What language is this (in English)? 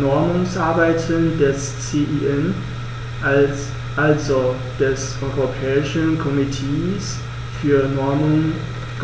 German